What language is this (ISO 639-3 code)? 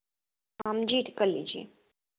hin